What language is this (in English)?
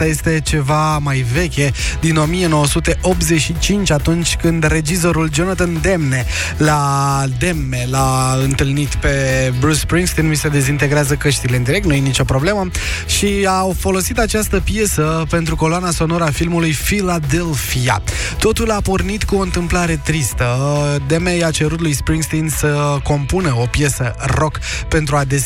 Romanian